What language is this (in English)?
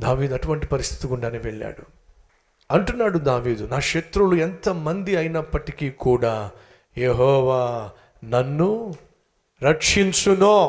Telugu